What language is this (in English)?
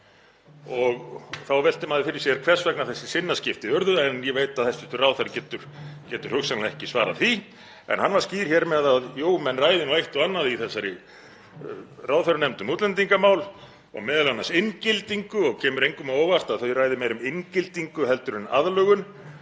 Icelandic